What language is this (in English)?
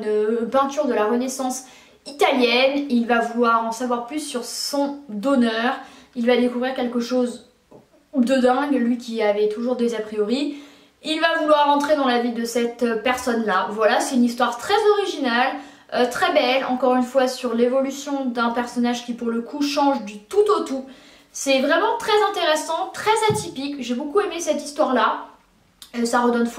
French